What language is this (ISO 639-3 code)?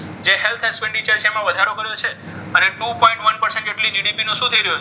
guj